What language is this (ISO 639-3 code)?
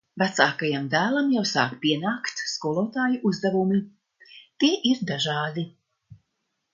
lav